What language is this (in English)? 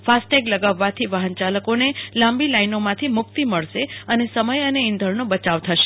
Gujarati